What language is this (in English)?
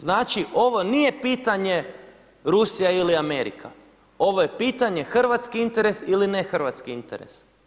Croatian